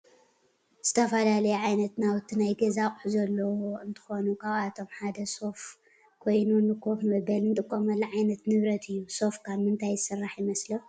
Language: Tigrinya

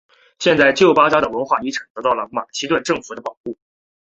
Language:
Chinese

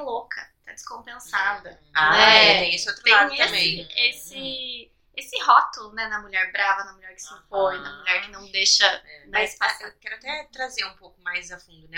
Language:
Portuguese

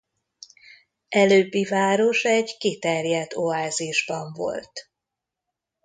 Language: Hungarian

